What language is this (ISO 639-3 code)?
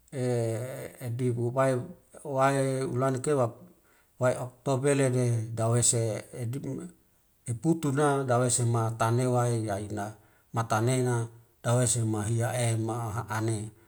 weo